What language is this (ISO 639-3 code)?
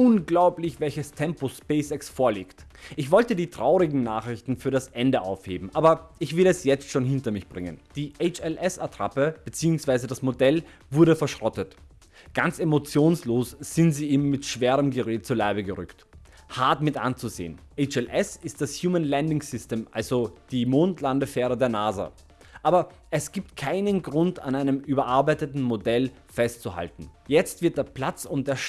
deu